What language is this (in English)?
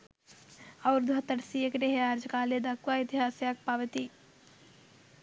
Sinhala